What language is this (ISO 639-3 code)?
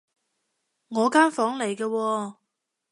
yue